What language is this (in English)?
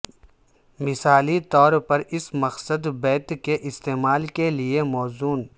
Urdu